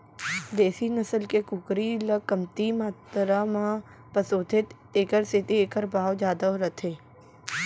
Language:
Chhattisgarhi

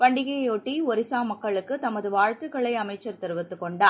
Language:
Tamil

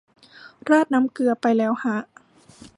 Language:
Thai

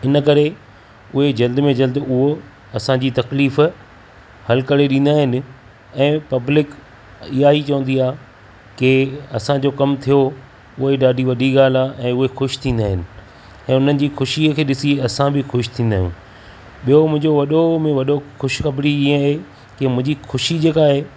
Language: Sindhi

